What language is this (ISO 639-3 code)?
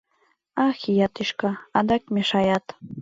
chm